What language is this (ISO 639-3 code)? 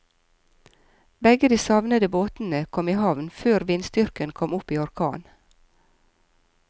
nor